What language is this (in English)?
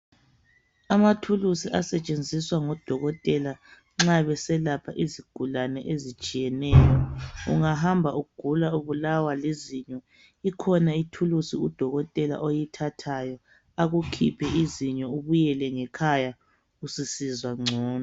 North Ndebele